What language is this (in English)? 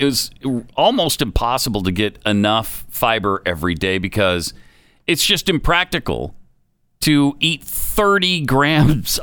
English